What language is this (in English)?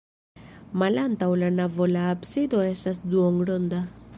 Esperanto